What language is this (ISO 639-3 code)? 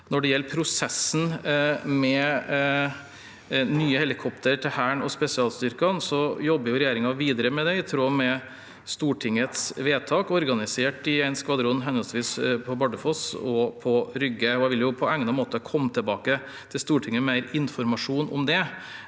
nor